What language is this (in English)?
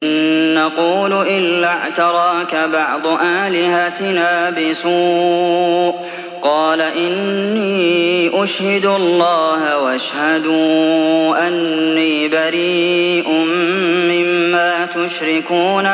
Arabic